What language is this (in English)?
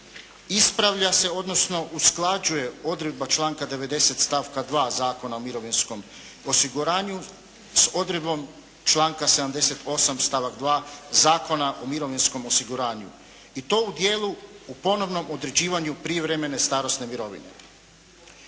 Croatian